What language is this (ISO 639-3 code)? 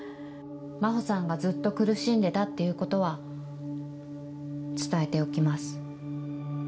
jpn